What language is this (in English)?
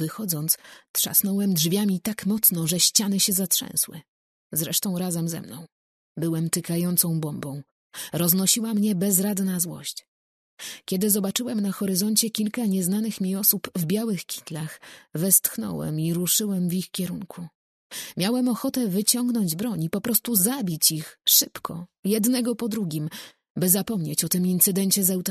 Polish